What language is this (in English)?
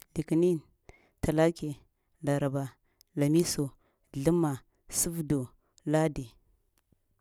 Lamang